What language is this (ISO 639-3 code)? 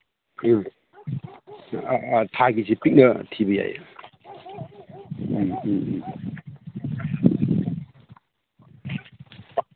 mni